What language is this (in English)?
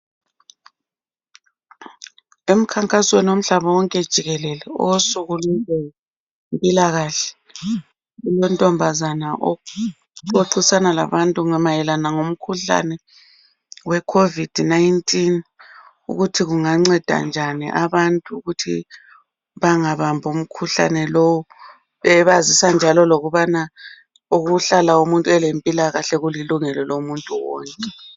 North Ndebele